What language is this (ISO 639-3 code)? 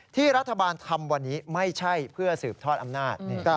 tha